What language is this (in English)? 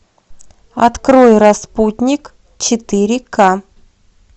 Russian